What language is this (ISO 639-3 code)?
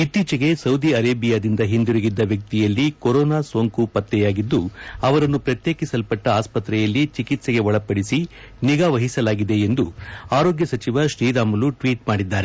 kan